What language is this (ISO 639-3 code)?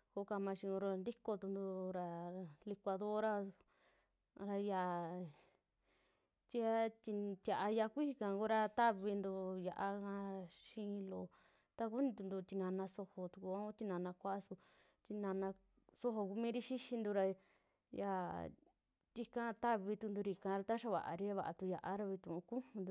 jmx